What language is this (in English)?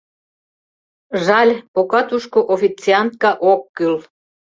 Mari